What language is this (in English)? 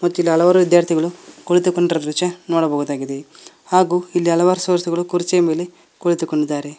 Kannada